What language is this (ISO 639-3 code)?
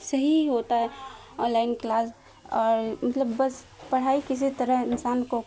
urd